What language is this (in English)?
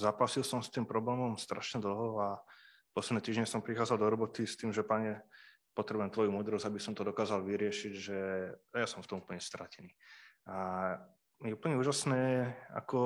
Slovak